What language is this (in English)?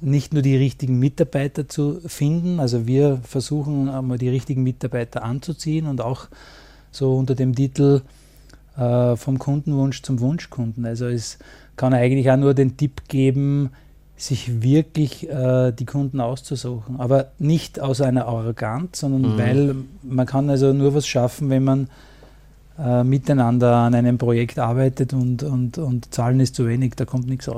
German